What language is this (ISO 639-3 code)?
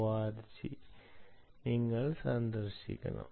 mal